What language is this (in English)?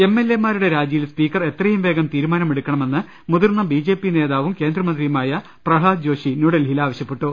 Malayalam